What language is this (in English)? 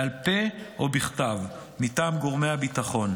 Hebrew